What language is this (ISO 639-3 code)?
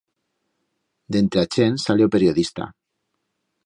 arg